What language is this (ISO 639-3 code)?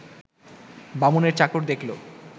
ben